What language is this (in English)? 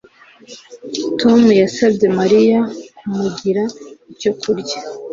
Kinyarwanda